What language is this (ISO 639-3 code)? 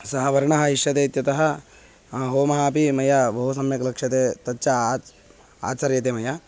san